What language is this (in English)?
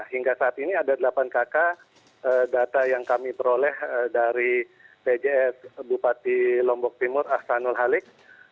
Indonesian